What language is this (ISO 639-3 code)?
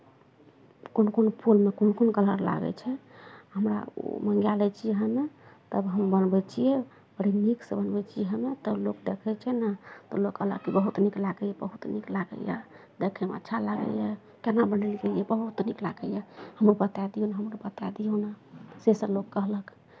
mai